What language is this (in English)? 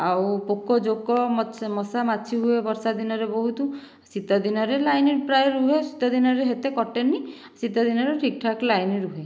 Odia